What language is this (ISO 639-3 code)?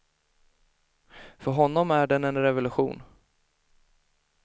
swe